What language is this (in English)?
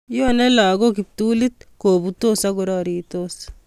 Kalenjin